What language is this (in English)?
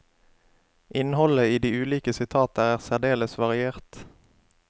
Norwegian